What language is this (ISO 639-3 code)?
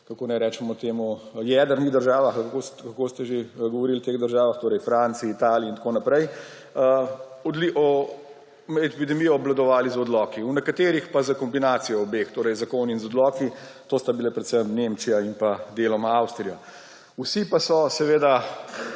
slv